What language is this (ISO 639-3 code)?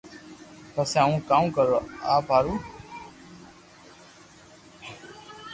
lrk